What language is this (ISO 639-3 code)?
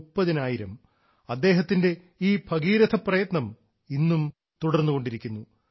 mal